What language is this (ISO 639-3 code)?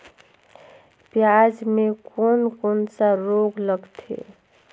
hne